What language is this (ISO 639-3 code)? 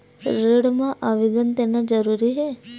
hne